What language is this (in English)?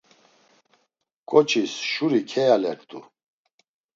Laz